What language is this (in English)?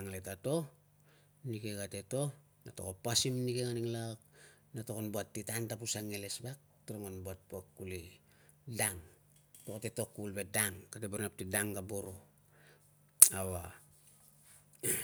Tungag